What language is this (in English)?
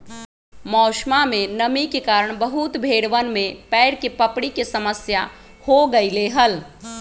Magahi